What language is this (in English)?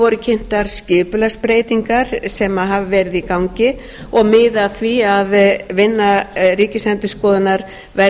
Icelandic